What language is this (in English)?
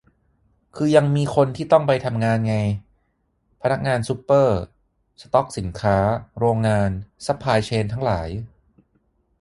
Thai